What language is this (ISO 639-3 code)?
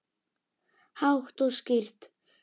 isl